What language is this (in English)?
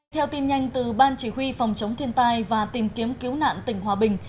Vietnamese